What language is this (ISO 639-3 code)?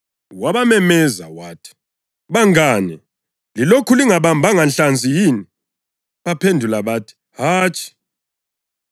nde